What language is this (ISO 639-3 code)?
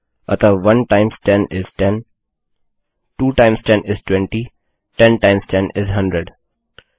hin